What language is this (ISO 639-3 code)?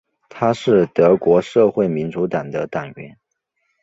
zho